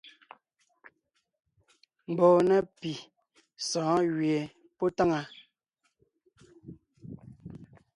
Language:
Ngiemboon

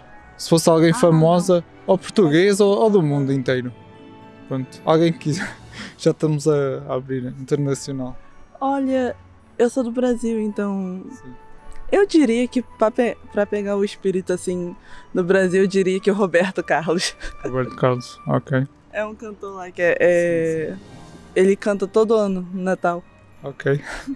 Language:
Portuguese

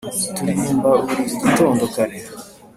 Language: Kinyarwanda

